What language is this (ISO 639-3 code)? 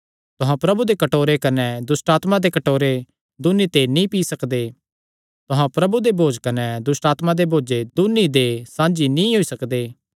xnr